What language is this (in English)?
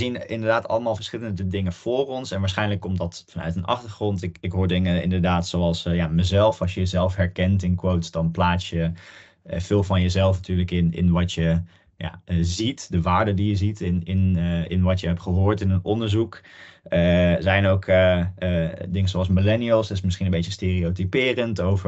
Dutch